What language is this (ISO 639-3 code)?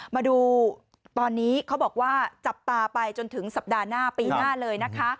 tha